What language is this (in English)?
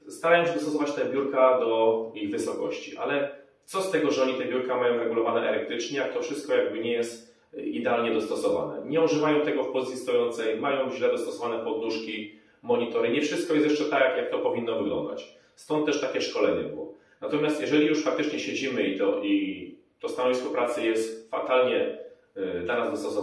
Polish